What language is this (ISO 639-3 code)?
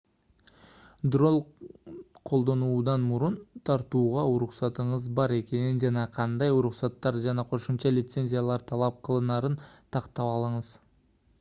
kir